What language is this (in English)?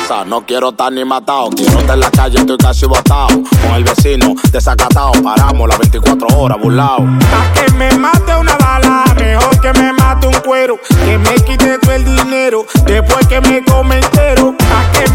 Spanish